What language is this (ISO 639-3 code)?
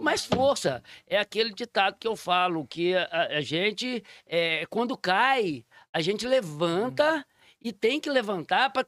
por